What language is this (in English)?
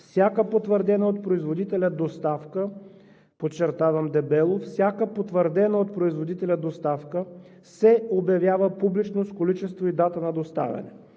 Bulgarian